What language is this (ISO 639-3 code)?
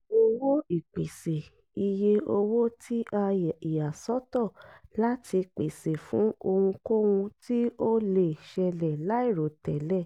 yor